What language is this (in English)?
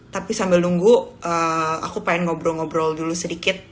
Indonesian